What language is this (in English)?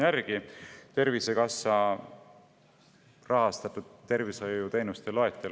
Estonian